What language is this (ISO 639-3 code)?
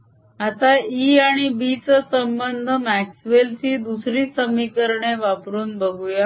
mar